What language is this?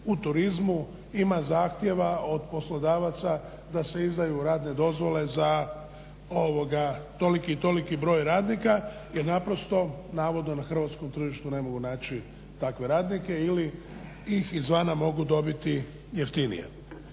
Croatian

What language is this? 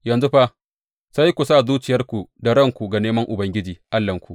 Hausa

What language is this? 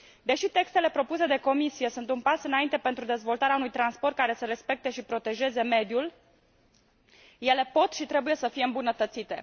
Romanian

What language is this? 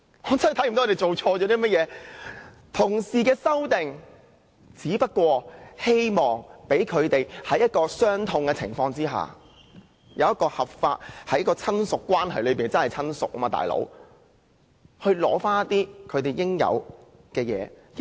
Cantonese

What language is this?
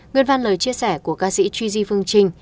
Vietnamese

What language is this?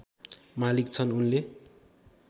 Nepali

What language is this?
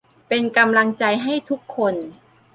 Thai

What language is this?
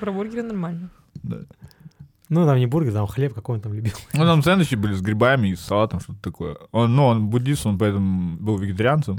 Russian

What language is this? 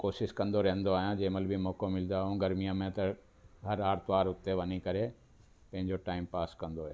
Sindhi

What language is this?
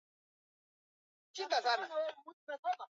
Swahili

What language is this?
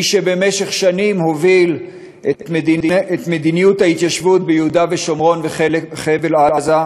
Hebrew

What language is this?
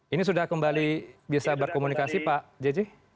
Indonesian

